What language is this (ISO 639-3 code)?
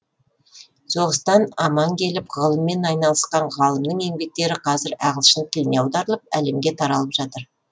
kaz